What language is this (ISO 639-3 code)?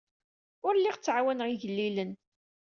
kab